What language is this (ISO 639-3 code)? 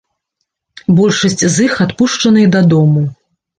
bel